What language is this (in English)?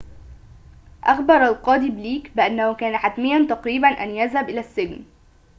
Arabic